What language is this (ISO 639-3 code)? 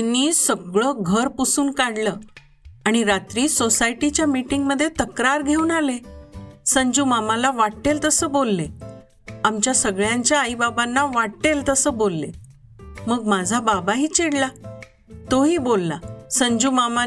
mar